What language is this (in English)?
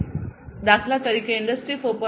Gujarati